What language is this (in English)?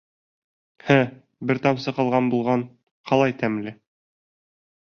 Bashkir